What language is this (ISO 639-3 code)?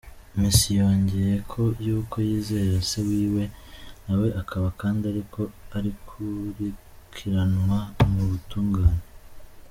kin